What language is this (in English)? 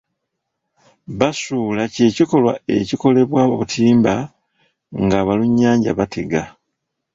Ganda